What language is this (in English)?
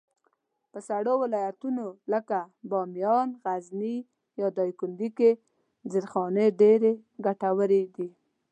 Pashto